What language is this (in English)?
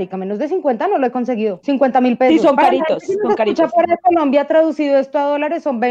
Spanish